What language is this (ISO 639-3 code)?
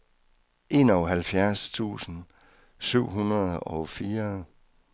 dan